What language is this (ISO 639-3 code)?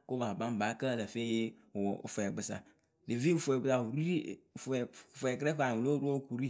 keu